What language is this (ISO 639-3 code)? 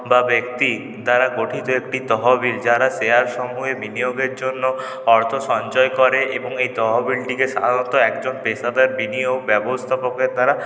ben